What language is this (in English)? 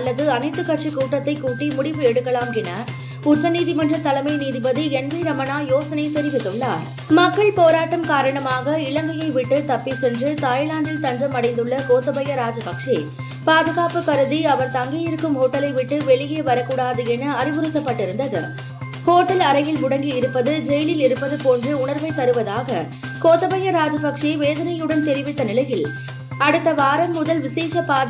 Tamil